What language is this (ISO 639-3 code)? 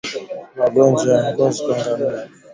swa